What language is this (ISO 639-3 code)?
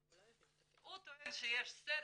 heb